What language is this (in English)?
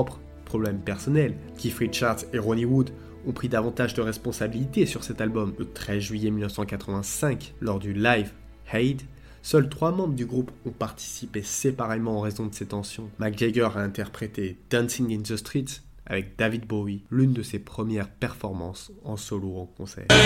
French